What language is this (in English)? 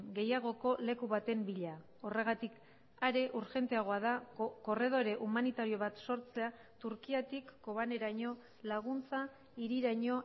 Basque